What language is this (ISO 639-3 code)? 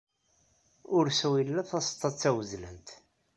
kab